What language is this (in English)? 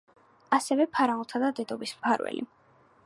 Georgian